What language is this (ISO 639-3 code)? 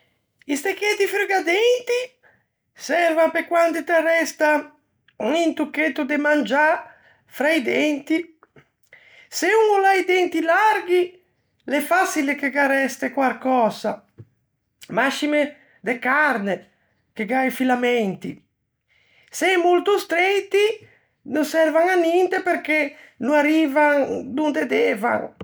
lij